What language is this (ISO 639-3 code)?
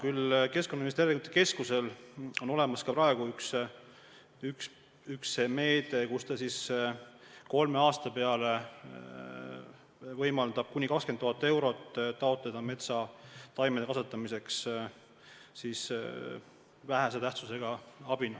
est